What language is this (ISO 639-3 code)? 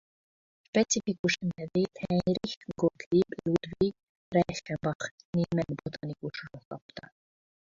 hun